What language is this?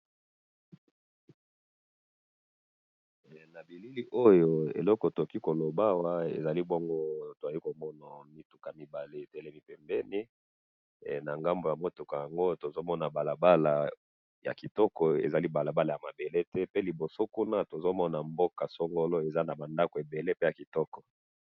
Lingala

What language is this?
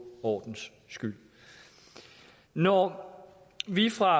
Danish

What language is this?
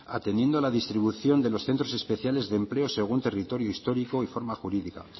Spanish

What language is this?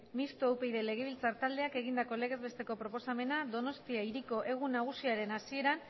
Basque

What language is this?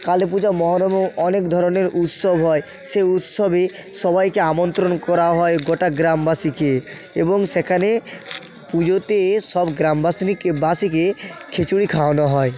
Bangla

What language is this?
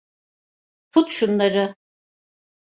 Turkish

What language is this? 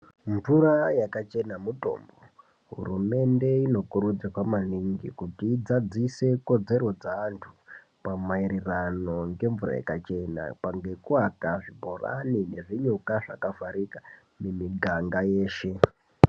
Ndau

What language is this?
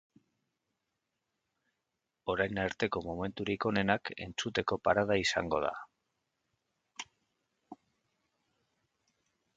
Basque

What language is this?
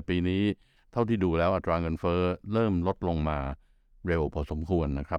Thai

